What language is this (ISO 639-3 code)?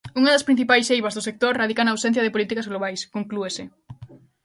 glg